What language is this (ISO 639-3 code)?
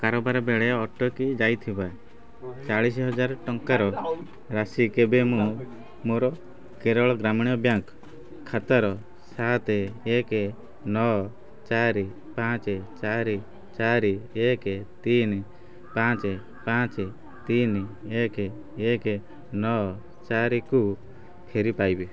ori